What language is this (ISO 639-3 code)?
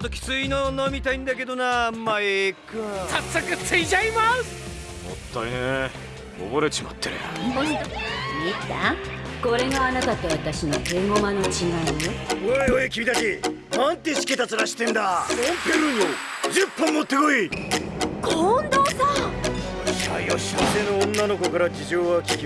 jpn